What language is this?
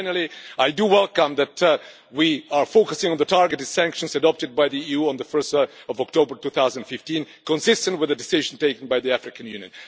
English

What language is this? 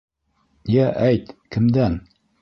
Bashkir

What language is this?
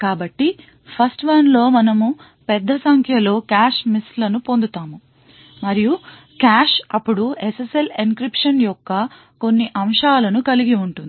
Telugu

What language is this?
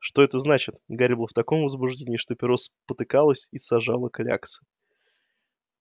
Russian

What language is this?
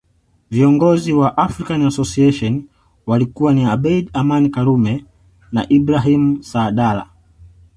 Swahili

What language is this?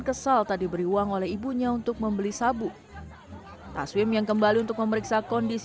Indonesian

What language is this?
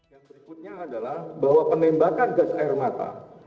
Indonesian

